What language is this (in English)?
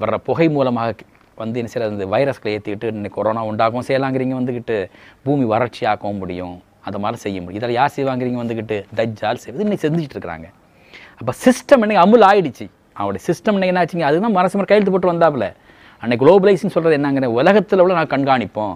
Tamil